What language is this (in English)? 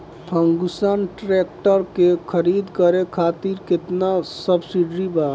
Bhojpuri